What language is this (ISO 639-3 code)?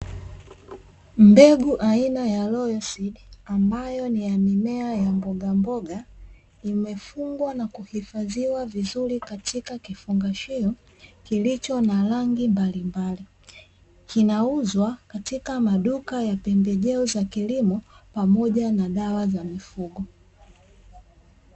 swa